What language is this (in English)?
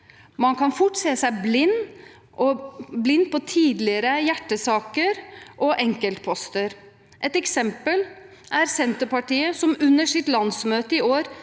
Norwegian